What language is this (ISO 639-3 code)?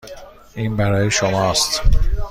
fas